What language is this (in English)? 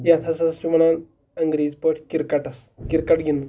Kashmiri